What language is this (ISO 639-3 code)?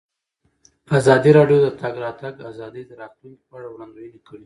pus